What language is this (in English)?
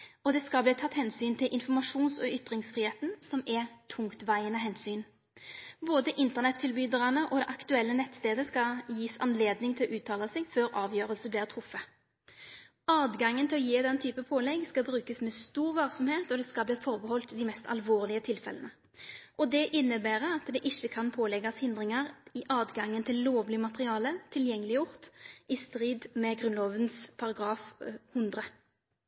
Norwegian Nynorsk